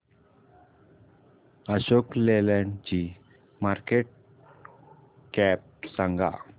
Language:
Marathi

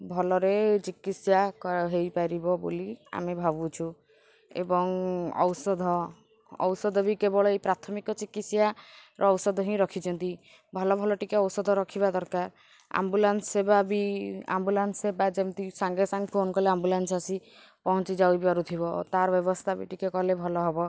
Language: Odia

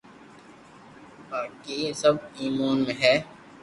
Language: Loarki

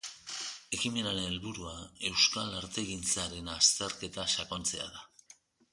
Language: Basque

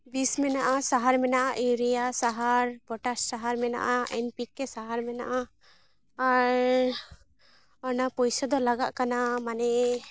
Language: Santali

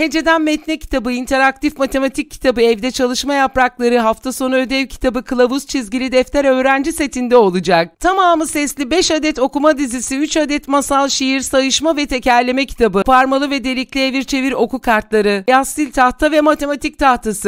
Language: Turkish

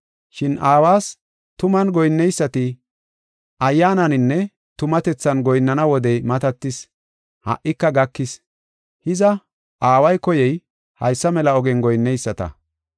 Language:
Gofa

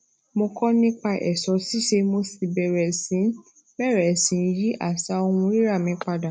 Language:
Yoruba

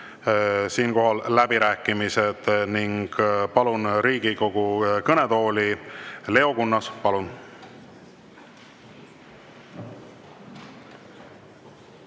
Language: Estonian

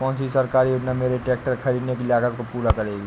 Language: Hindi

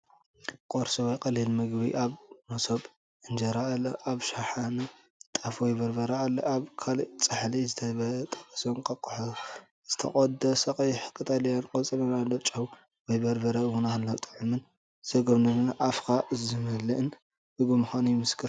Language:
Tigrinya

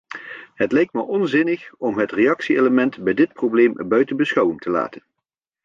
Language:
Dutch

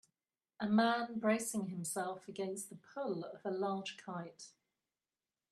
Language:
English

